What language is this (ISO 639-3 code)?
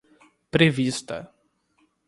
por